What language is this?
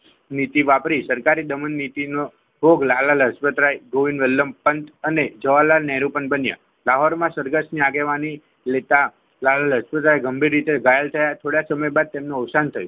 Gujarati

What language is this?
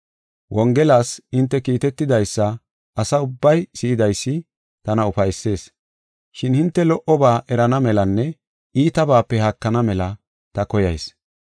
Gofa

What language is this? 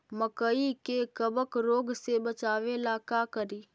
Magahi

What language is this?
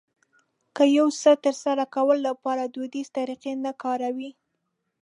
Pashto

